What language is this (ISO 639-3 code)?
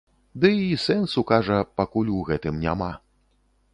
bel